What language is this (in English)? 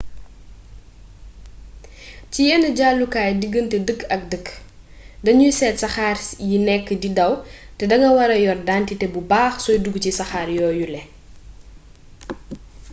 Wolof